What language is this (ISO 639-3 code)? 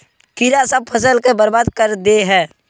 mag